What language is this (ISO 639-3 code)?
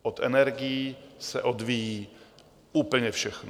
ces